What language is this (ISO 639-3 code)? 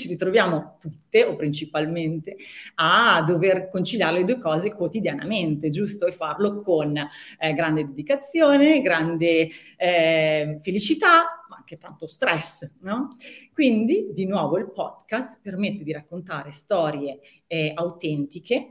ita